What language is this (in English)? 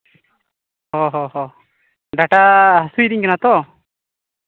Santali